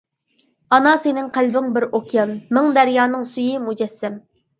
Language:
Uyghur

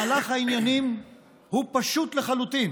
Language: Hebrew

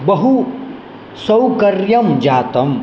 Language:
Sanskrit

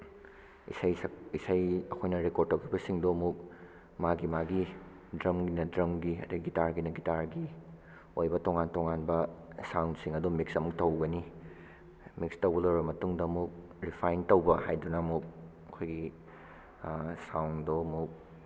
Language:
Manipuri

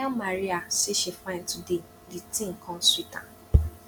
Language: Nigerian Pidgin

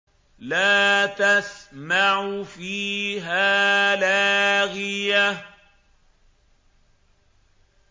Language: Arabic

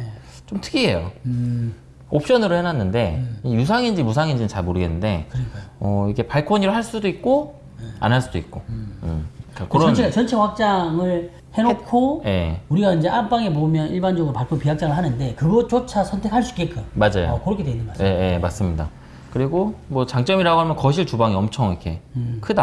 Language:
Korean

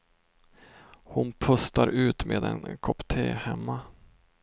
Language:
Swedish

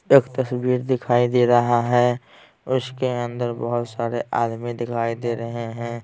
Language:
Hindi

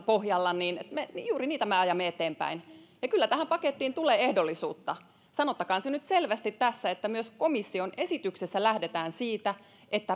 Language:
Finnish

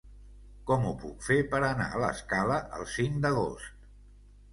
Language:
Catalan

